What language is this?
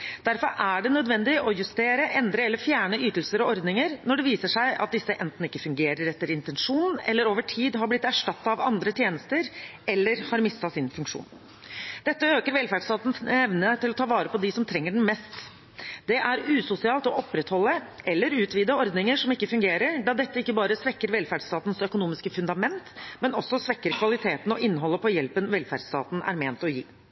Norwegian Bokmål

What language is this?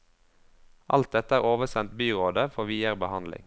Norwegian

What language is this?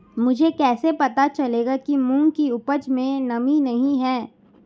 Hindi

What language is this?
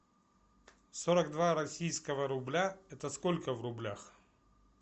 Russian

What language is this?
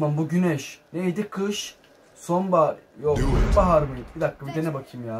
Turkish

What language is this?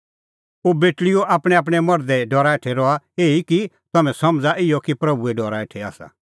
Kullu Pahari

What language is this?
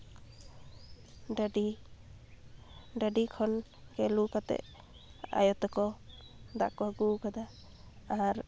Santali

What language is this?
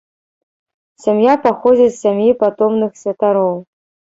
Belarusian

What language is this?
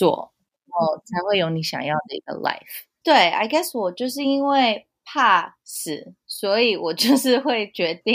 Chinese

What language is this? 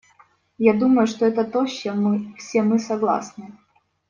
Russian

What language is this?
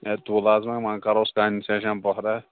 Kashmiri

